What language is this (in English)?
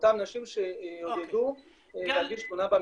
Hebrew